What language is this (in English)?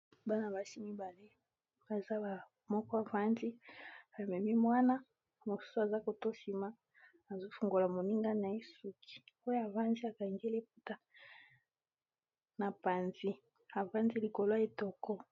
Lingala